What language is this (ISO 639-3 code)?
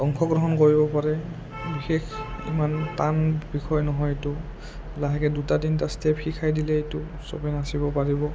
asm